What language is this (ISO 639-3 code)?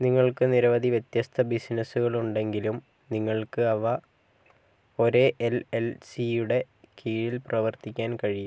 mal